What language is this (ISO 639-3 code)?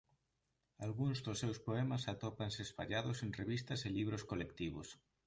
glg